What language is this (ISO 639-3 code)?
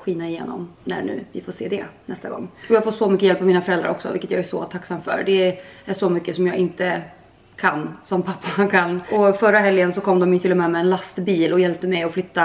swe